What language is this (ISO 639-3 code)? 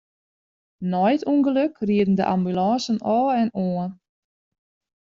fry